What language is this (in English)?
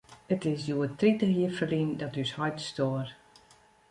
Western Frisian